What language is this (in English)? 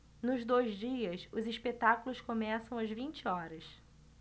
Portuguese